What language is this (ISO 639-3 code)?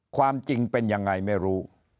tha